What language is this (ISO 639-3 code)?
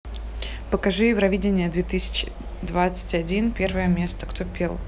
rus